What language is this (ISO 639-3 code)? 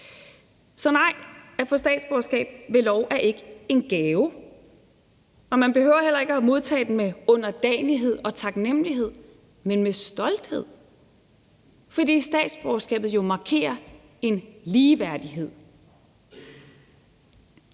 dan